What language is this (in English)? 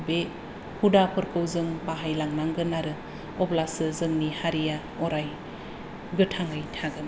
Bodo